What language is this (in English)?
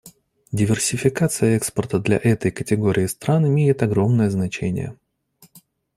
Russian